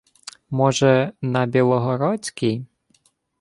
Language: Ukrainian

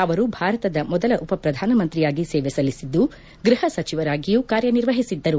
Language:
Kannada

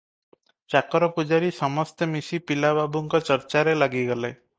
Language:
Odia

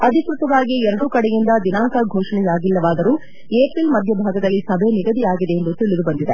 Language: Kannada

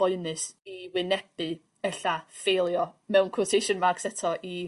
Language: Welsh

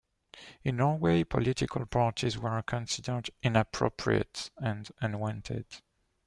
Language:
English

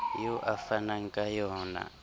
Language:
Southern Sotho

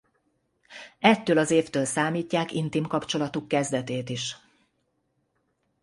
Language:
Hungarian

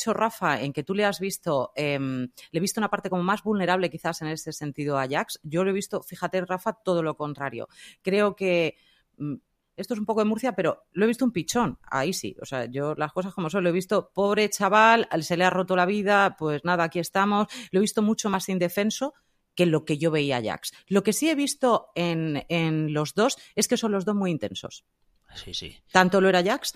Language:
Spanish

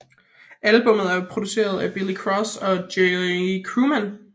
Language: Danish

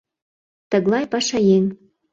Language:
Mari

